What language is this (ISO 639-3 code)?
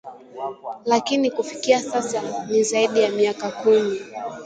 swa